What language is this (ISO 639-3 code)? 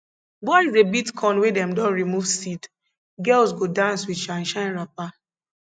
pcm